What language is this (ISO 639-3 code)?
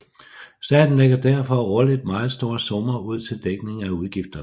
dan